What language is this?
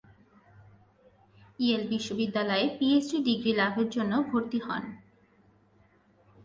Bangla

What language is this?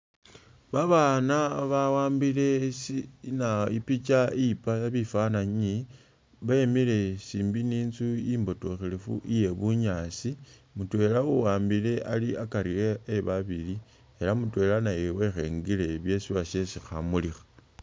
Masaaba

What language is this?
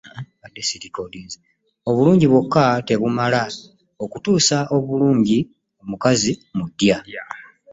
Ganda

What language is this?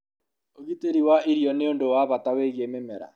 Kikuyu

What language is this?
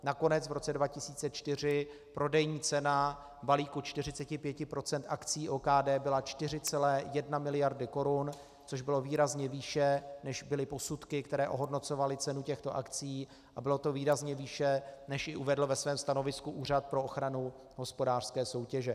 Czech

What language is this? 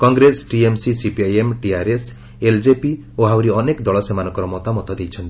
Odia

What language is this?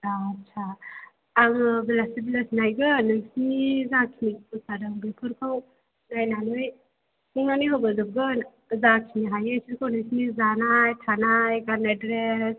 Bodo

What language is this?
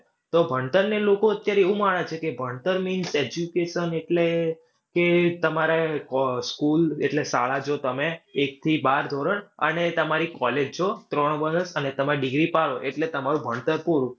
Gujarati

